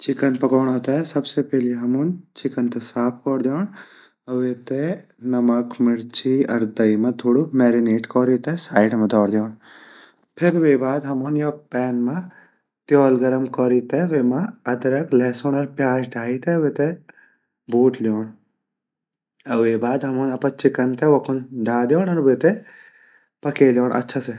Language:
Garhwali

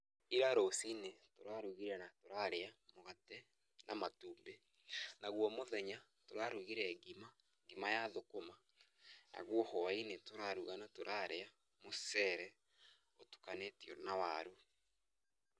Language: Kikuyu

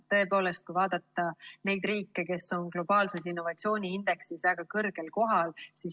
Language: Estonian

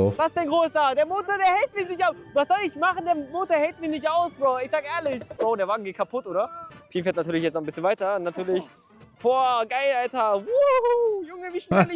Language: German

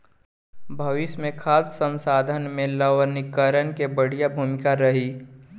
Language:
Bhojpuri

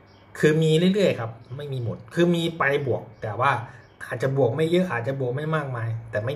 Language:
Thai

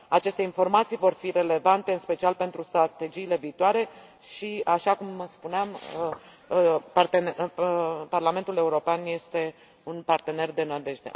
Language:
Romanian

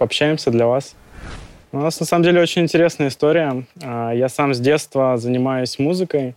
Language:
Russian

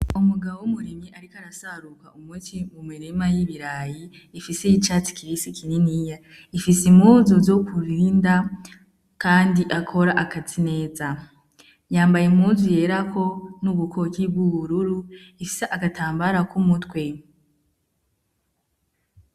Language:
Rundi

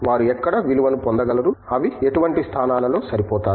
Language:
Telugu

